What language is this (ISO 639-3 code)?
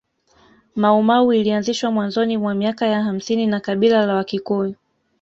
swa